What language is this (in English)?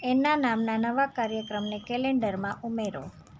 Gujarati